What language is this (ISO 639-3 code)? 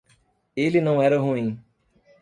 por